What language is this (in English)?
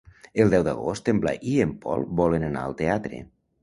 Catalan